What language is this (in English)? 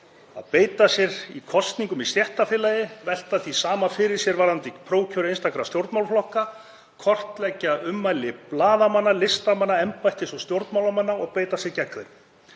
Icelandic